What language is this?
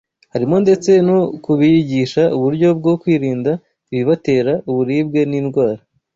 Kinyarwanda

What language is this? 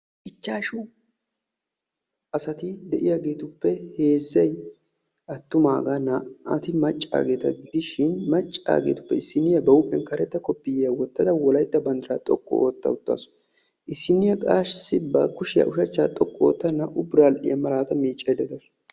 Wolaytta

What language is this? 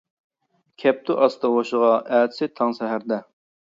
Uyghur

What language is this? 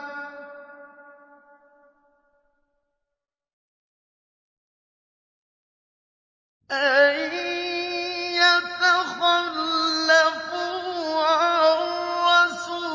Arabic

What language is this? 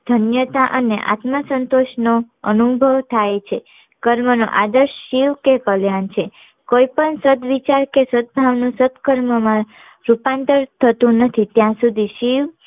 Gujarati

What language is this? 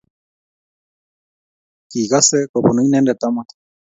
Kalenjin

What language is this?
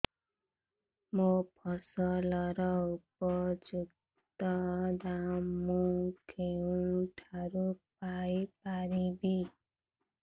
Odia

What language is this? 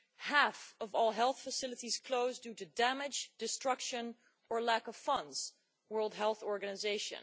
English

